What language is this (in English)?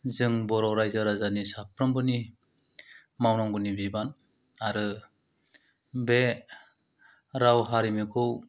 Bodo